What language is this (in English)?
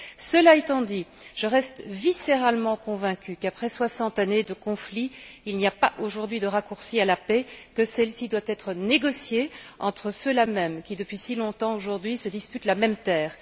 French